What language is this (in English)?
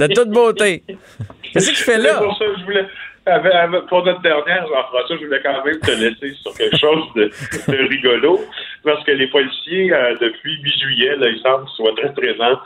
French